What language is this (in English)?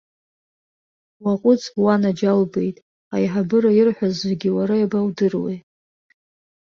Abkhazian